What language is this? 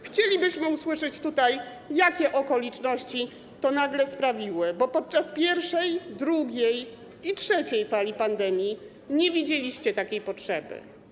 Polish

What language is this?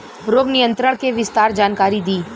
Bhojpuri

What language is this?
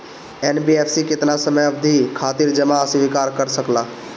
Bhojpuri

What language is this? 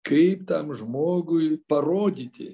Lithuanian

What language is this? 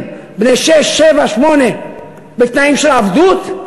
Hebrew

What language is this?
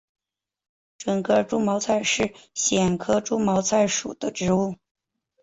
Chinese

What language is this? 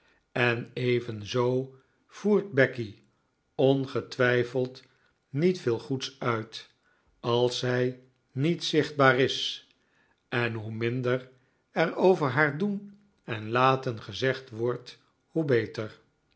Dutch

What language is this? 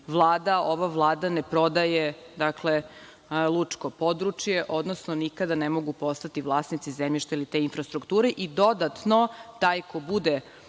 Serbian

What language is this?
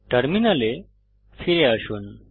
Bangla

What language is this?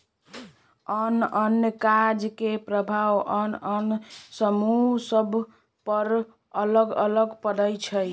Magahi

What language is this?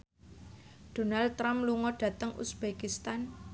Javanese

